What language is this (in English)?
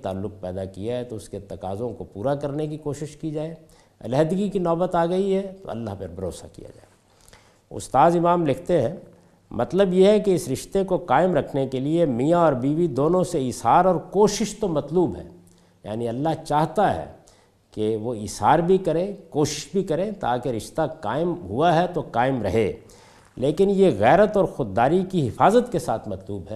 Urdu